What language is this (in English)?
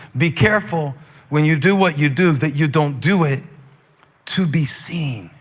English